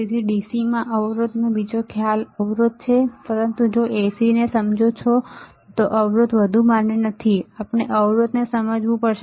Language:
Gujarati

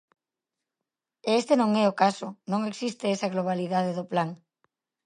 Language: Galician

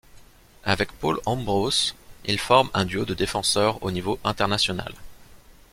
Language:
French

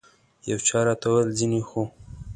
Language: Pashto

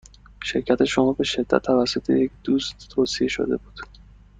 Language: Persian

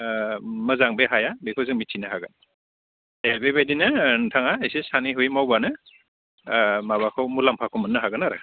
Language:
Bodo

